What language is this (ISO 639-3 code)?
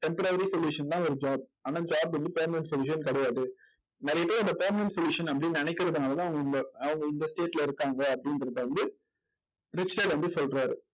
tam